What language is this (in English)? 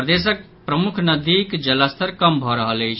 Maithili